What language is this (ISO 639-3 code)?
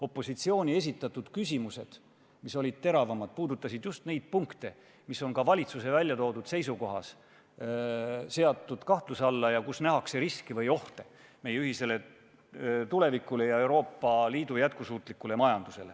est